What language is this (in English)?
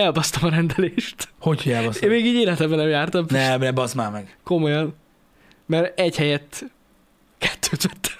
Hungarian